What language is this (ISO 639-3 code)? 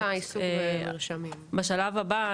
heb